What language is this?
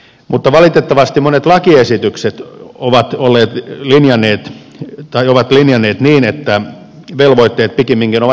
Finnish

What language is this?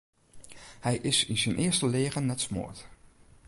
Western Frisian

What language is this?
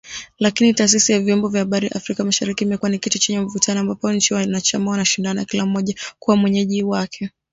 Swahili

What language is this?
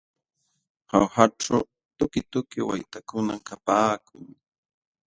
Jauja Wanca Quechua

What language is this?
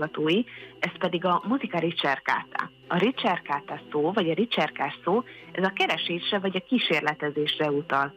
Hungarian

